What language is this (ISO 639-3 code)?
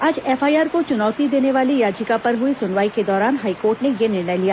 hin